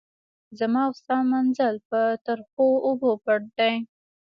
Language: Pashto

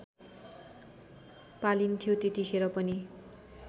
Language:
Nepali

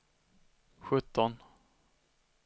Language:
Swedish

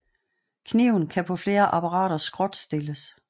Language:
Danish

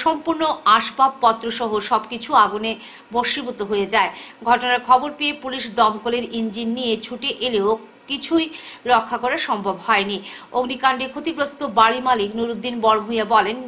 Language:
Bangla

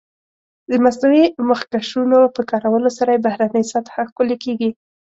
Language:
Pashto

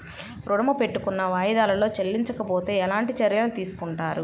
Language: Telugu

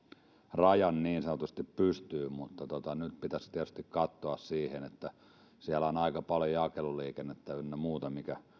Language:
Finnish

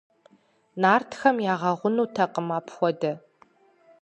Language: Kabardian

